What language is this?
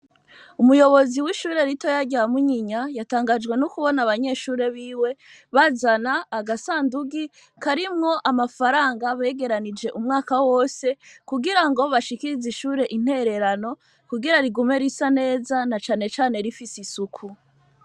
Rundi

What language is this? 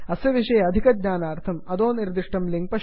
Sanskrit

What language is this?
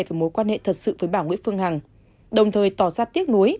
Vietnamese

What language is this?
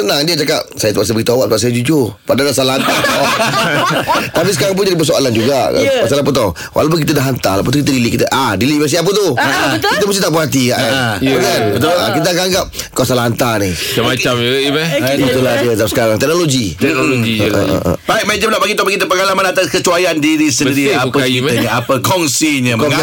Malay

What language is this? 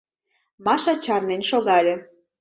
Mari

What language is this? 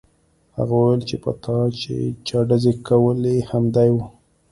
Pashto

